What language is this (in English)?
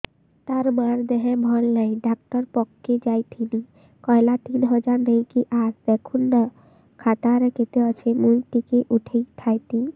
Odia